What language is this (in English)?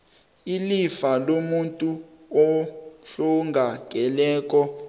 South Ndebele